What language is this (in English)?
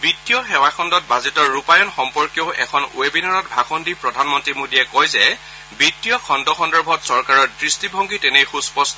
Assamese